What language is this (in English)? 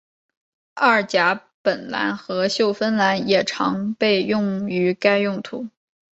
Chinese